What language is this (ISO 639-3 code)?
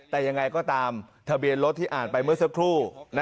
tha